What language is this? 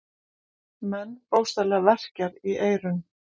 Icelandic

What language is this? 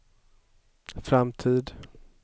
Swedish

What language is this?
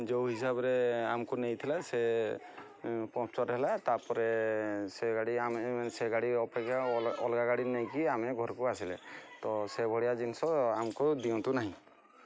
Odia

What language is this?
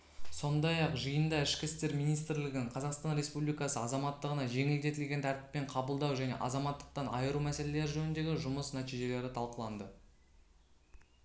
Kazakh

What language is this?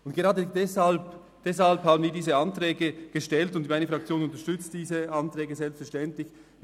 Swiss German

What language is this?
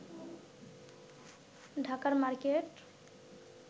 Bangla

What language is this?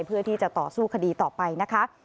Thai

